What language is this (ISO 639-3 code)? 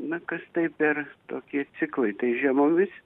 lit